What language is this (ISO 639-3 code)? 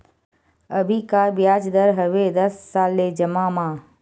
hne